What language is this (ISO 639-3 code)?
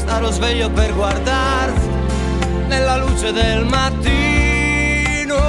ita